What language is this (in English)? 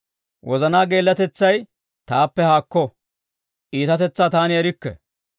Dawro